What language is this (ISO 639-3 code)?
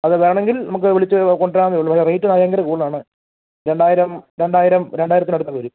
mal